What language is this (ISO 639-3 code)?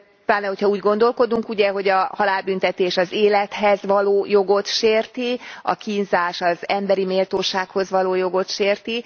hun